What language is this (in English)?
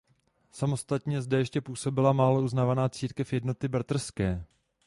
Czech